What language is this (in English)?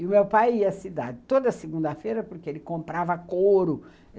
Portuguese